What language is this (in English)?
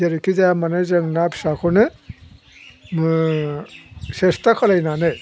Bodo